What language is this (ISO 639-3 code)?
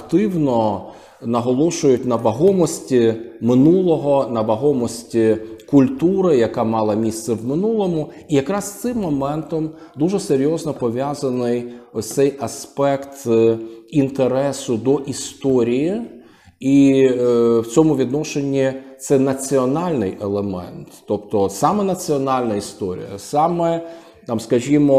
ukr